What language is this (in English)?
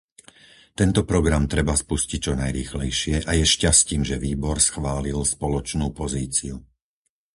Slovak